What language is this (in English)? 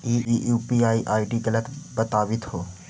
Magahi